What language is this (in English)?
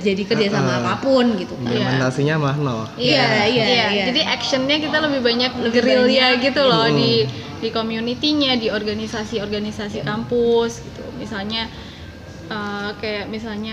Indonesian